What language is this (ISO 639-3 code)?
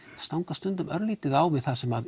isl